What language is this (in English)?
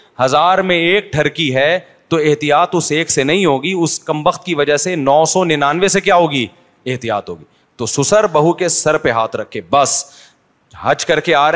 Urdu